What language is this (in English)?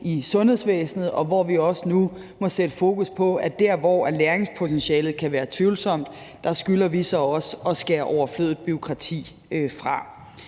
Danish